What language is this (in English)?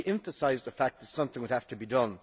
English